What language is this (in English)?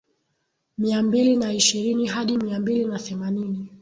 Swahili